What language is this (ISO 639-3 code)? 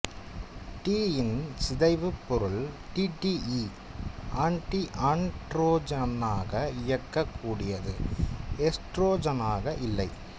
tam